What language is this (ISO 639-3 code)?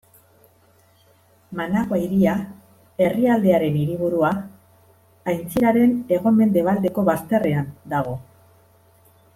eus